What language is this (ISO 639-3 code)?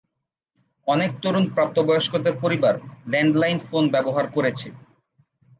ben